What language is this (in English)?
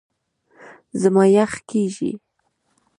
Pashto